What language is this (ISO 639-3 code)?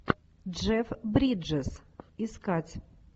rus